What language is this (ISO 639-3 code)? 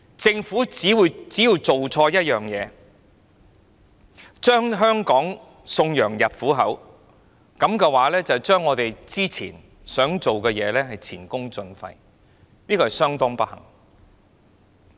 yue